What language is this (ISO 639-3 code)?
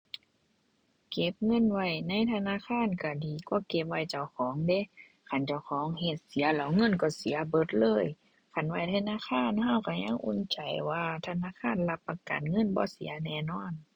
tha